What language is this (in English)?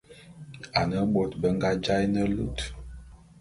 Bulu